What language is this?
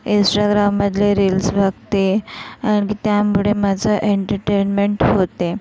Marathi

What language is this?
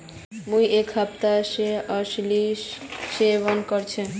Magahi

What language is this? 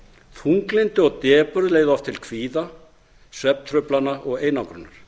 Icelandic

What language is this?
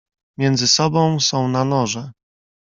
Polish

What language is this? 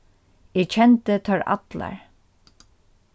Faroese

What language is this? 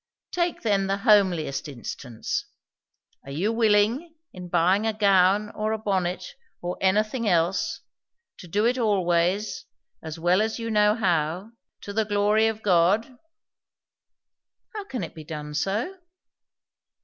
English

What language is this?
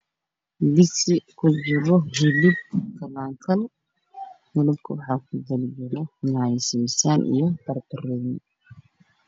Somali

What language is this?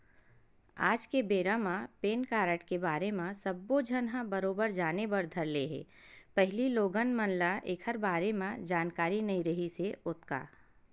Chhattisgarhi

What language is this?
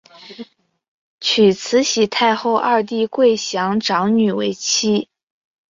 Chinese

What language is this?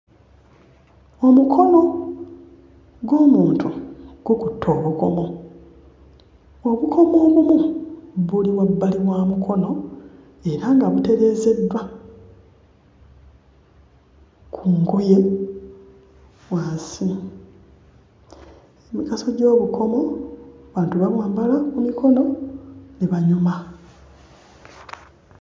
Ganda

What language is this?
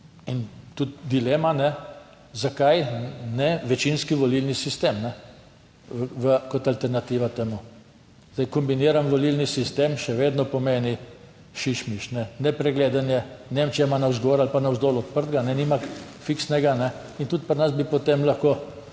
Slovenian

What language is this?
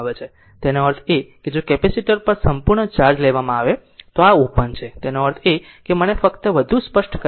Gujarati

